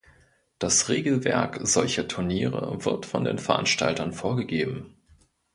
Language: German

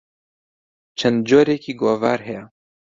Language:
Central Kurdish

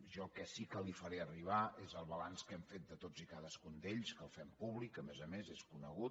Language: Catalan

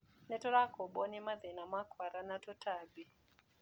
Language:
Kikuyu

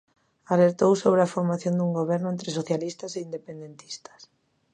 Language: Galician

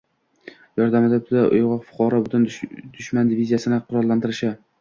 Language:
Uzbek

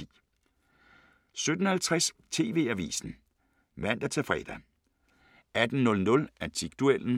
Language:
Danish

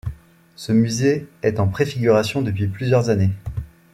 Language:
French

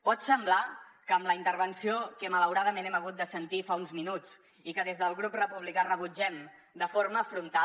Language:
Catalan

